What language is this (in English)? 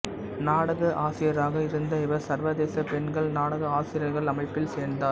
Tamil